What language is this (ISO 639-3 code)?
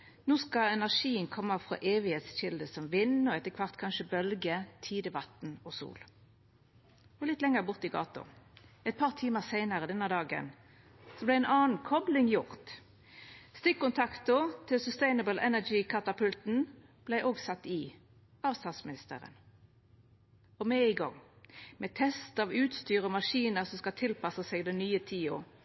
nno